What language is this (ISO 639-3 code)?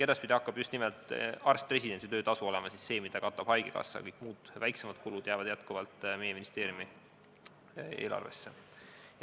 est